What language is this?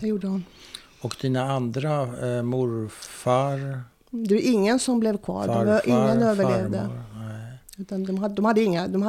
Swedish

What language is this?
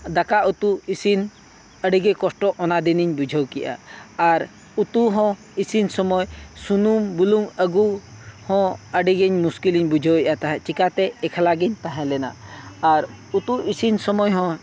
Santali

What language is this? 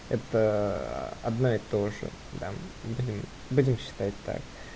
Russian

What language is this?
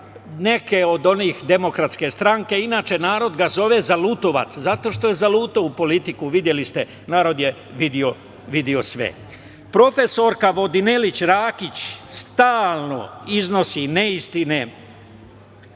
Serbian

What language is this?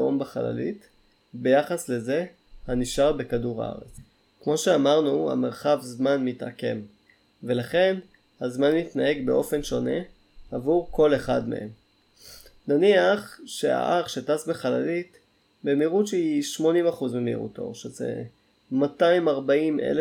Hebrew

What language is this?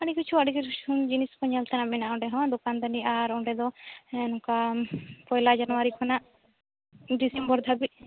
Santali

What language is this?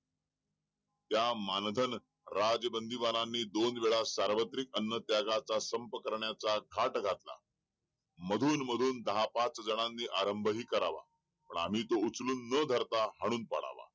Marathi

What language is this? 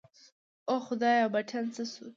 Pashto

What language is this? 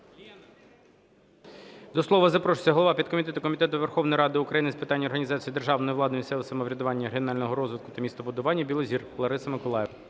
Ukrainian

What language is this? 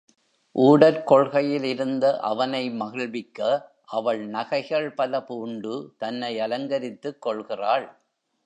Tamil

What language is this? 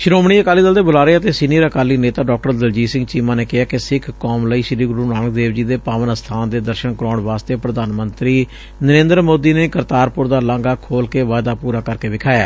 Punjabi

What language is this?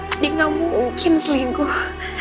Indonesian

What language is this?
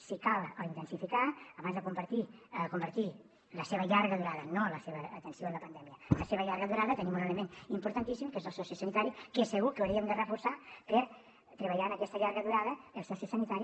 Catalan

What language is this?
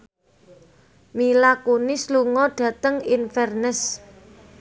Javanese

